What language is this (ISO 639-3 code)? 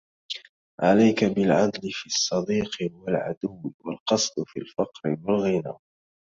ara